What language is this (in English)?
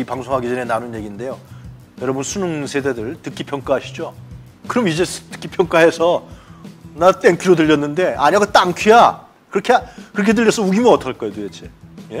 Korean